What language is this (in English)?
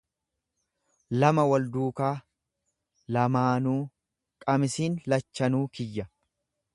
Oromo